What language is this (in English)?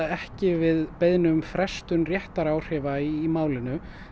Icelandic